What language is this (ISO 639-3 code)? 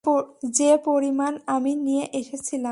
ben